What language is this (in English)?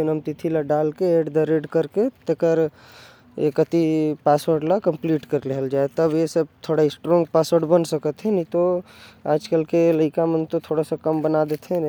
Korwa